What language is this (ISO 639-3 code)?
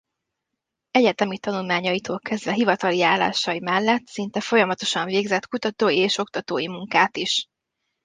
hun